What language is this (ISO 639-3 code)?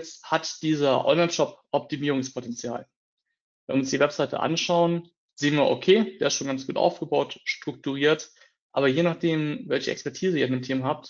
deu